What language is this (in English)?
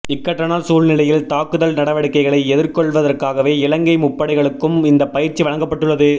Tamil